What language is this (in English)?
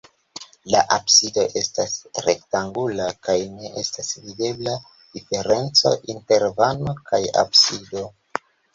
Esperanto